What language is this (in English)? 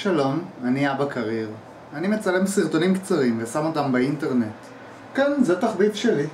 Hebrew